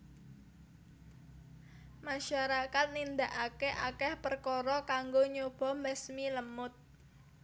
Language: Javanese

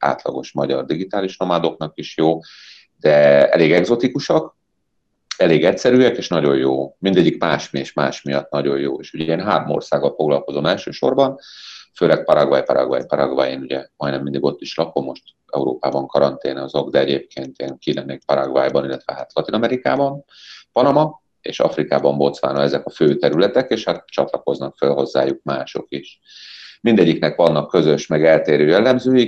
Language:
Hungarian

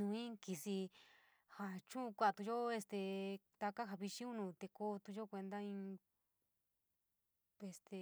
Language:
San Miguel El Grande Mixtec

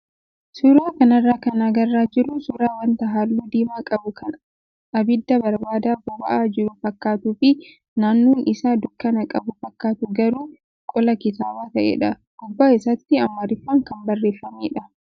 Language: Oromo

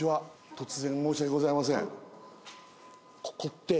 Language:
Japanese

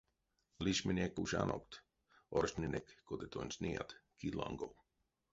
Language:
Erzya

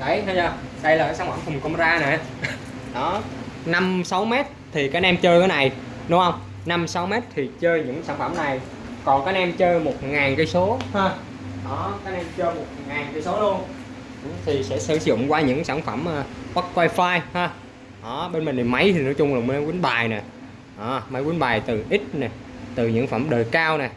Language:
Vietnamese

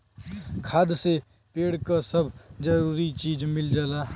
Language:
Bhojpuri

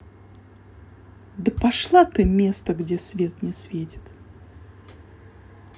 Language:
Russian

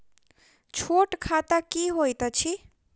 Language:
Maithili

